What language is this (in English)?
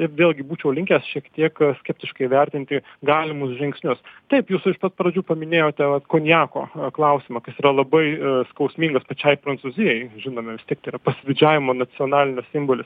Lithuanian